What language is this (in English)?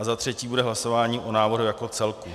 Czech